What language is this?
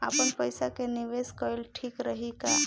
Bhojpuri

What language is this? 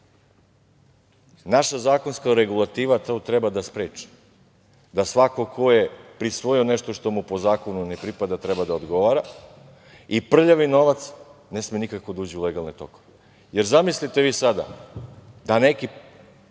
Serbian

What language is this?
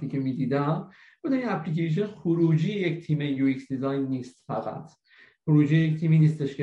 Persian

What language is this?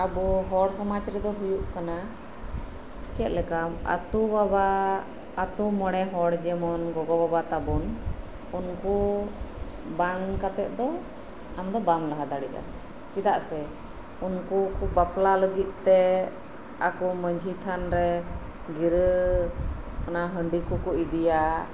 Santali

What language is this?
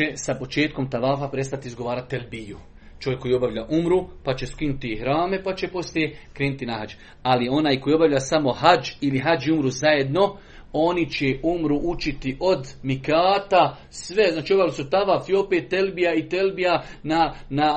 Croatian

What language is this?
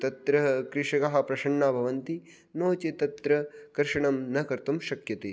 Sanskrit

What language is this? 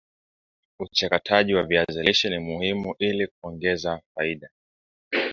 Swahili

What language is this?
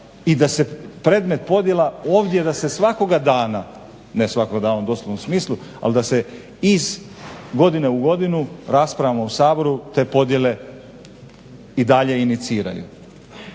Croatian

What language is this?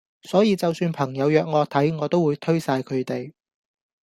Cantonese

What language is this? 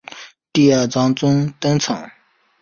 Chinese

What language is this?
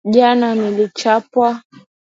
Swahili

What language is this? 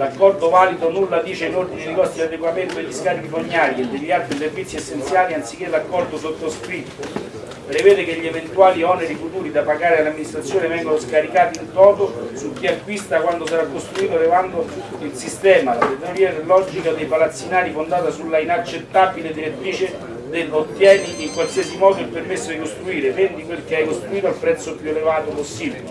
Italian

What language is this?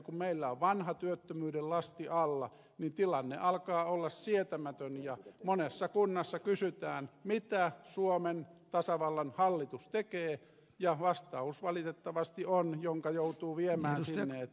Finnish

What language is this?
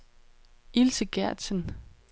Danish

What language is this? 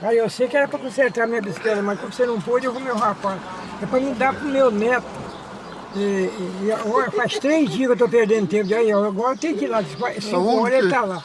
Portuguese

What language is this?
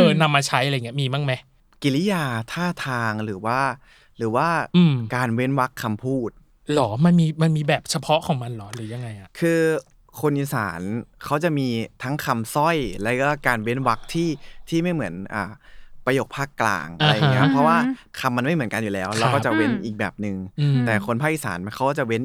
Thai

